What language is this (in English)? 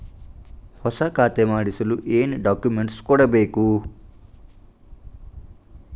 Kannada